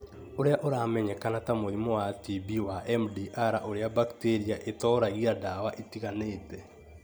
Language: Kikuyu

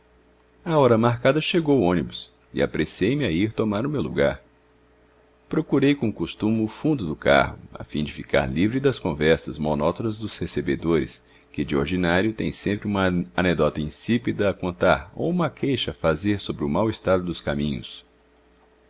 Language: Portuguese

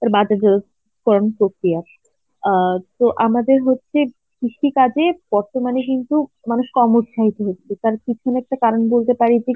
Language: Bangla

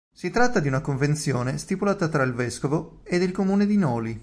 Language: Italian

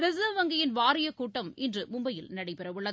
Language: Tamil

